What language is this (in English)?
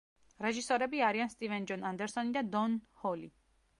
Georgian